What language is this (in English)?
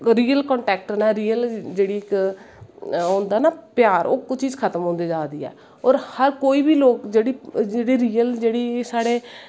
Dogri